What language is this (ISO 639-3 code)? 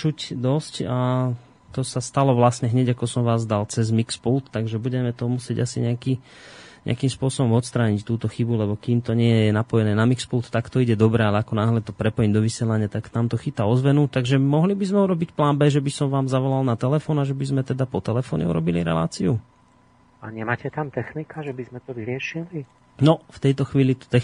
slk